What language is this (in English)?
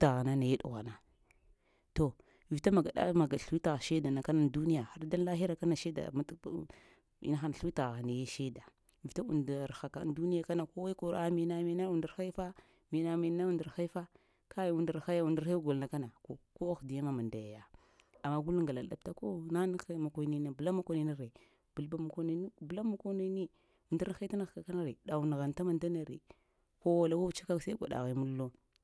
Lamang